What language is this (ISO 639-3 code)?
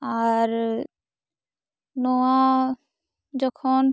sat